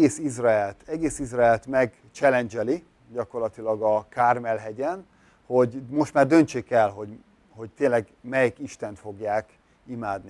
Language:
Hungarian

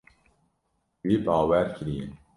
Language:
Kurdish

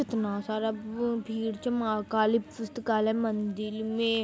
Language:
Magahi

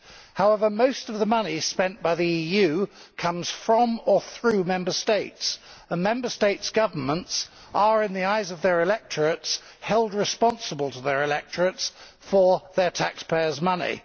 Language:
English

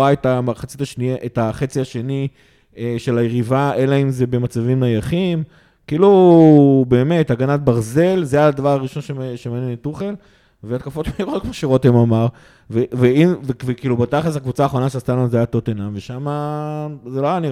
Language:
Hebrew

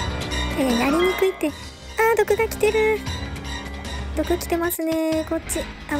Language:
Japanese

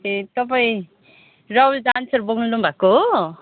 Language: Nepali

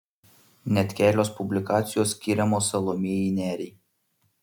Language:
Lithuanian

